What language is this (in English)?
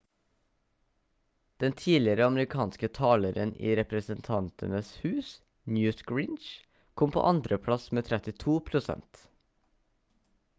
Norwegian Bokmål